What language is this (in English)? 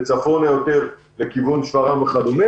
Hebrew